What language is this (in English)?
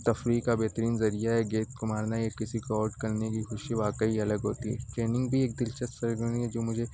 Urdu